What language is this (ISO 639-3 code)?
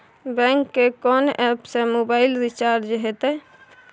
mai